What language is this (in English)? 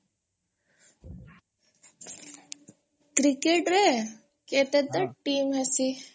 Odia